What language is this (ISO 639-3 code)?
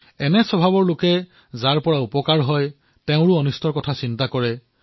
asm